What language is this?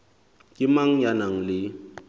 Southern Sotho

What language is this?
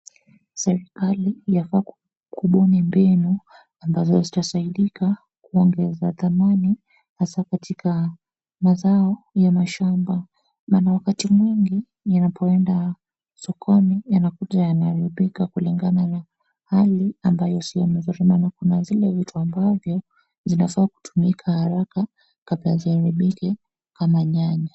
Swahili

